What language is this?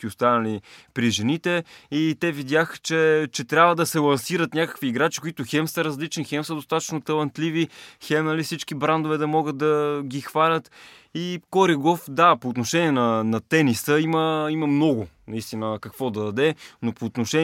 Bulgarian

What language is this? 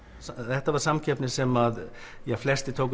Icelandic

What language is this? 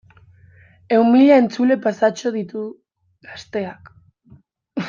Basque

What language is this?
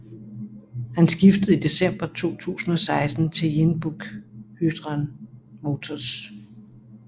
Danish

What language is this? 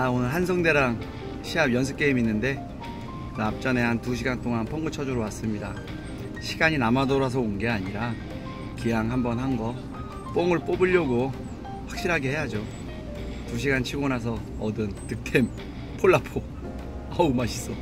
Korean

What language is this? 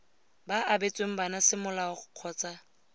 Tswana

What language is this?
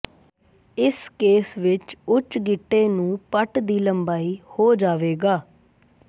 Punjabi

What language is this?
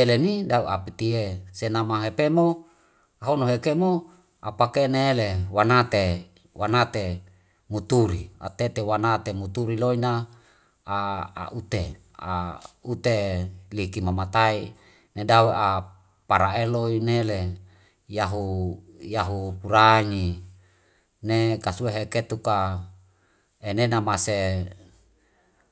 Wemale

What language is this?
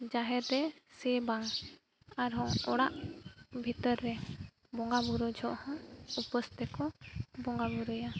Santali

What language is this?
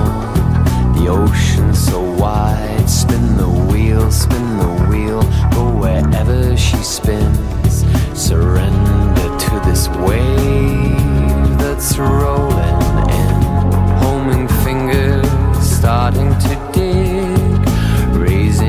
Greek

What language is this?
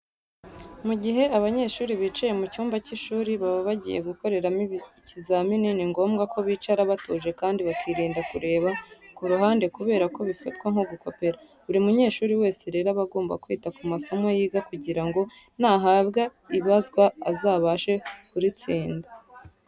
Kinyarwanda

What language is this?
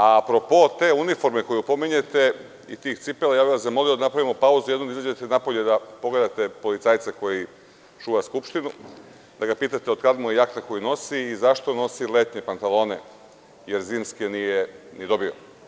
Serbian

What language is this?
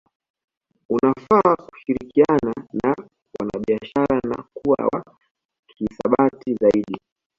Swahili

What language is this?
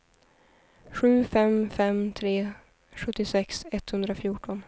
Swedish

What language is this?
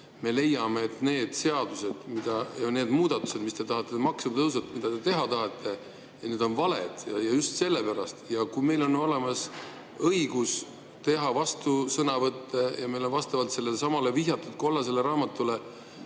Estonian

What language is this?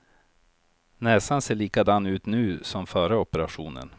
Swedish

